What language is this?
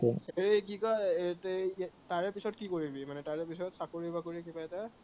Assamese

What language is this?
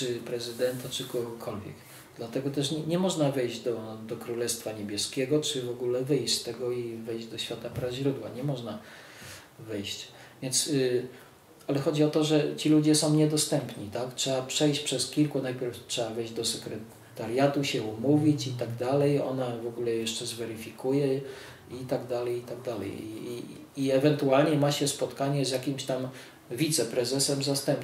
Polish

